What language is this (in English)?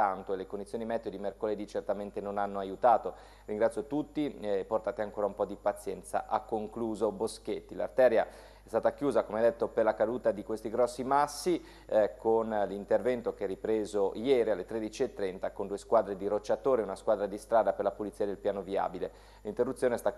Italian